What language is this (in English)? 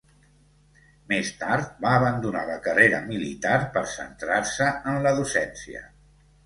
Catalan